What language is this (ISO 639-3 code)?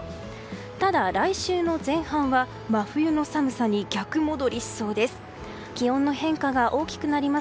jpn